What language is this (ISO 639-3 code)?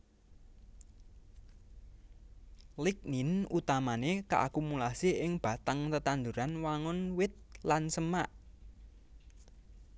jav